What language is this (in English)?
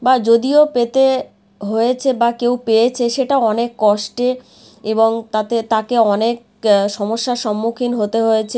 Bangla